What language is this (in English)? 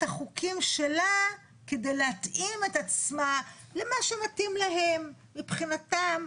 Hebrew